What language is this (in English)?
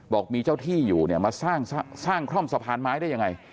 Thai